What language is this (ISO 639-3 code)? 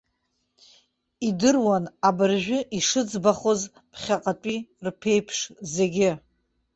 abk